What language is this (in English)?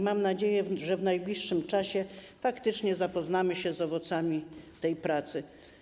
Polish